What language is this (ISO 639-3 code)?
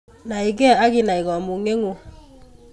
kln